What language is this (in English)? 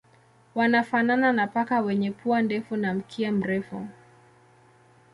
Swahili